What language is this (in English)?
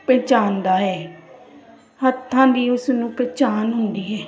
Punjabi